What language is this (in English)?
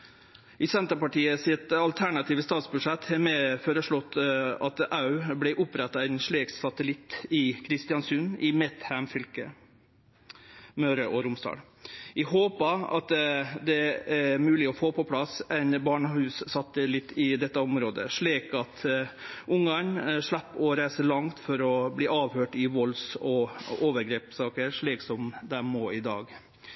Norwegian Nynorsk